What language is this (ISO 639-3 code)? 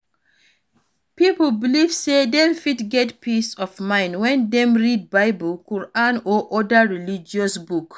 pcm